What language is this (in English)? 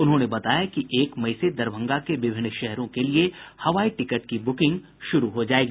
Hindi